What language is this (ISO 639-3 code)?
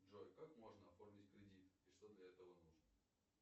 rus